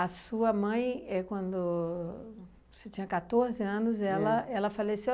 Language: Portuguese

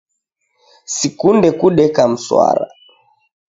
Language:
Taita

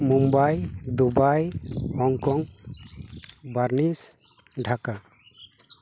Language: Santali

